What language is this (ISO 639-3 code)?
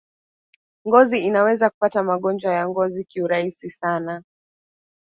swa